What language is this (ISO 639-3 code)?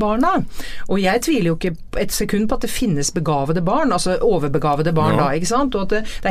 swe